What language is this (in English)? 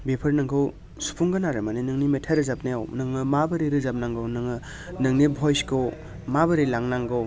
Bodo